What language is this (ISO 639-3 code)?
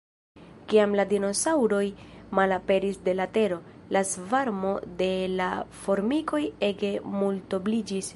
epo